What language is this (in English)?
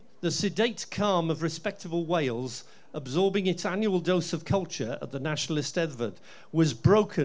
English